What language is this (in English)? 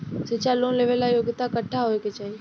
Bhojpuri